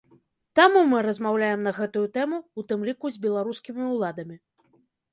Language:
Belarusian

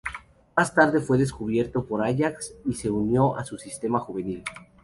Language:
Spanish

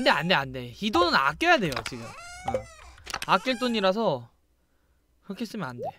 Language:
Korean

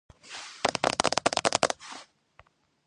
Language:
Georgian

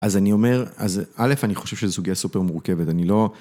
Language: Hebrew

